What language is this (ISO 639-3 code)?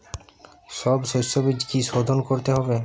ben